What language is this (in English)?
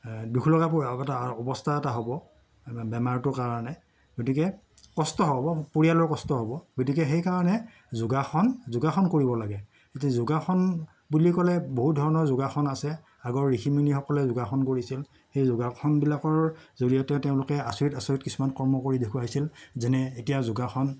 Assamese